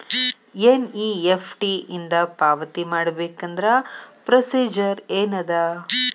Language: Kannada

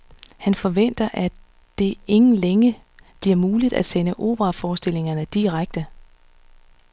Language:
Danish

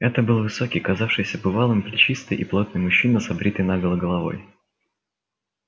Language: Russian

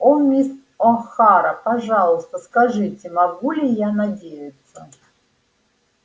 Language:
Russian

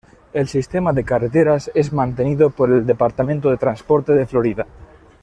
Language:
Spanish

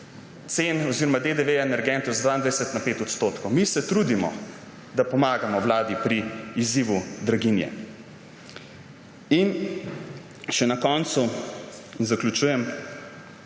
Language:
Slovenian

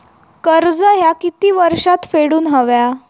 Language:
Marathi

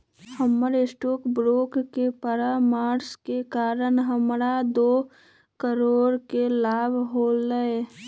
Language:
Magahi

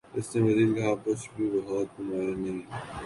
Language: Urdu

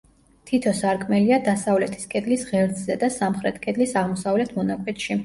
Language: Georgian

